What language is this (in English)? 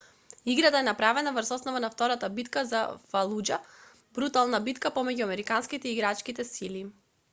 Macedonian